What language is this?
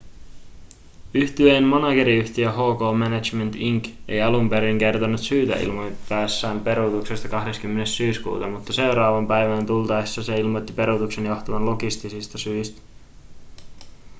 Finnish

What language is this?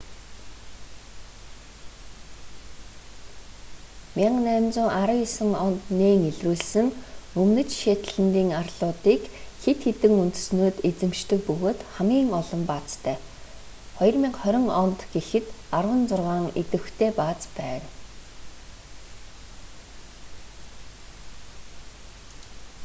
Mongolian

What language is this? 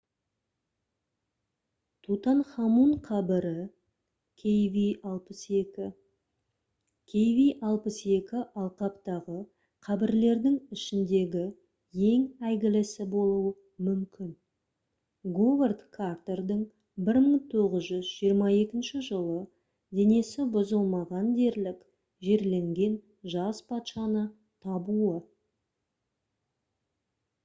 Kazakh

